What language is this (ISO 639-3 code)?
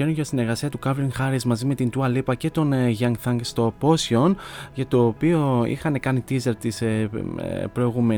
ell